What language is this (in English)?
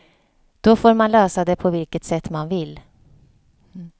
Swedish